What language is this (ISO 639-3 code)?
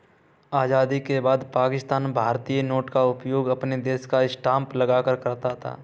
hin